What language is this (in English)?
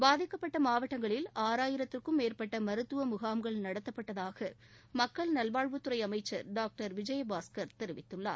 Tamil